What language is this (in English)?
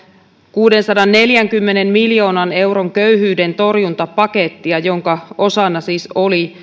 Finnish